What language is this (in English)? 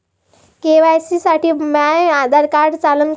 Marathi